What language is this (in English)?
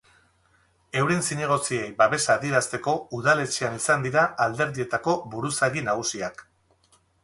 Basque